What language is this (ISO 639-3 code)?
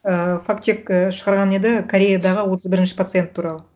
kaz